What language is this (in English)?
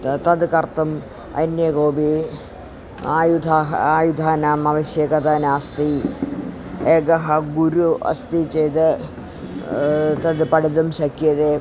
Sanskrit